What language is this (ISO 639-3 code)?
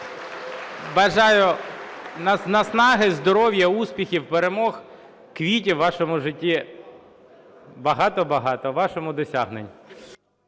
ukr